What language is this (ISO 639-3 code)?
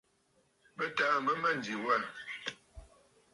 bfd